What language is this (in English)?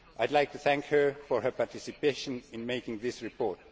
English